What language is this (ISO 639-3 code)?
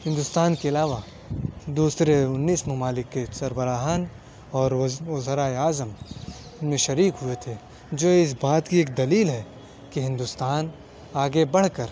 urd